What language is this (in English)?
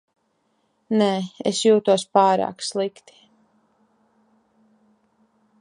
Latvian